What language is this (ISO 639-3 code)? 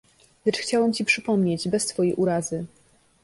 pol